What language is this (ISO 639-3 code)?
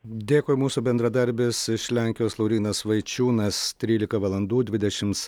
lit